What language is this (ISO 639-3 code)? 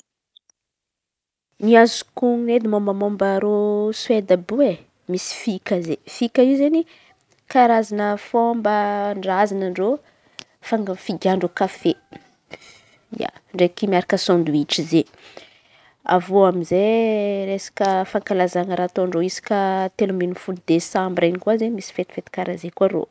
xmv